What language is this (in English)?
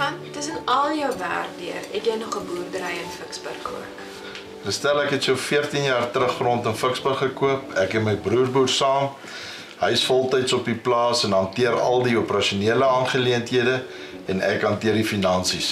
Dutch